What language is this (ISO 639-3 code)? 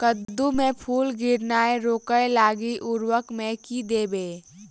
mai